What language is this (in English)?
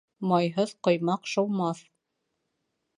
Bashkir